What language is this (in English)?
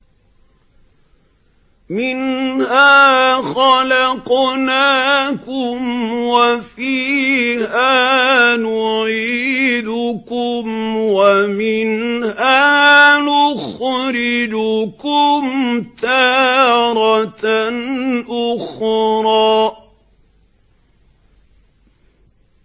Arabic